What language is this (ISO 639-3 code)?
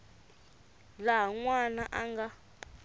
tso